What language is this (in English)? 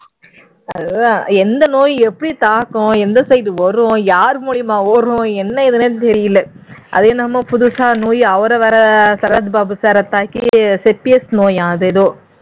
Tamil